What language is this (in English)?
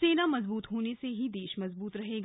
Hindi